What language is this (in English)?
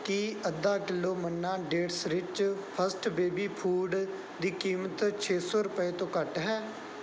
Punjabi